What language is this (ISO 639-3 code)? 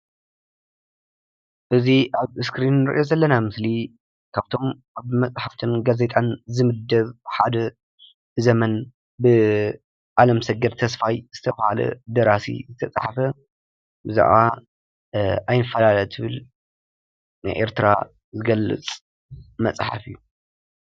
tir